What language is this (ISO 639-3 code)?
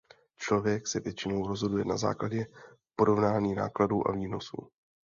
ces